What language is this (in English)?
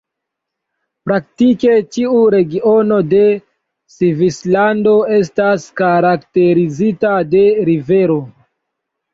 Esperanto